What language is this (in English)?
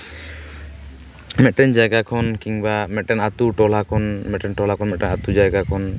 Santali